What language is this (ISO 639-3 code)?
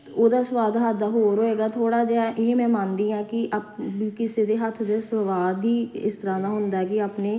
pan